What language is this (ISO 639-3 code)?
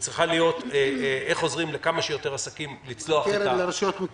heb